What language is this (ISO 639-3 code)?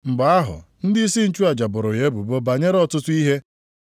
ibo